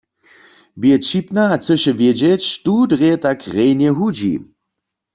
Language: Upper Sorbian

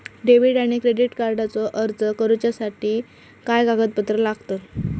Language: Marathi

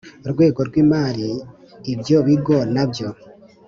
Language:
Kinyarwanda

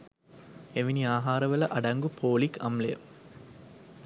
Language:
Sinhala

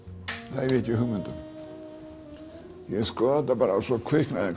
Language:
Icelandic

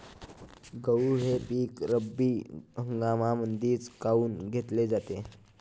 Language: Marathi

